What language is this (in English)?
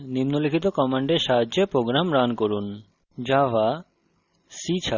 Bangla